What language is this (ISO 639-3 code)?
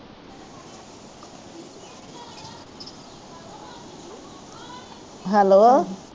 pan